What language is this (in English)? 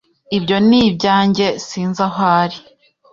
Kinyarwanda